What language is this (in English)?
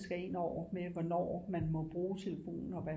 Danish